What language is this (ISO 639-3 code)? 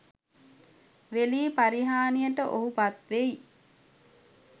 sin